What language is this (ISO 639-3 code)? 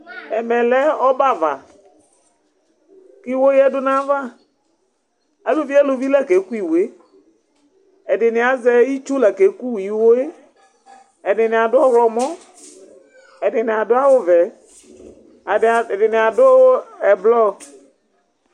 kpo